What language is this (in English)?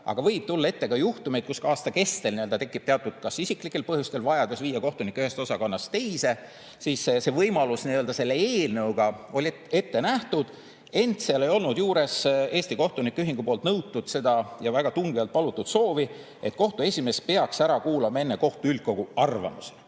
Estonian